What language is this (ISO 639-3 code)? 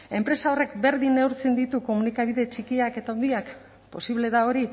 eus